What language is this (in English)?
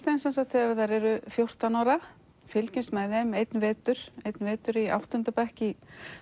Icelandic